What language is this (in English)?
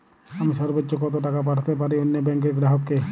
Bangla